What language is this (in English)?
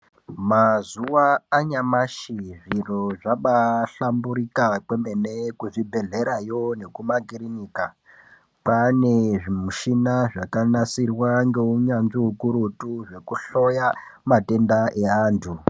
Ndau